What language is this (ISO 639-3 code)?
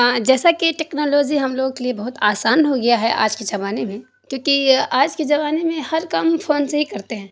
urd